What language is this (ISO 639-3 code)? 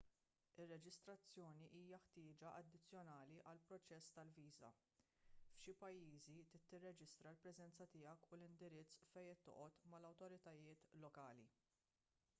mlt